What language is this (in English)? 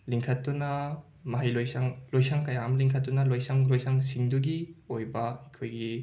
Manipuri